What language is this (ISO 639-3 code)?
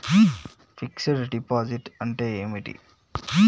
tel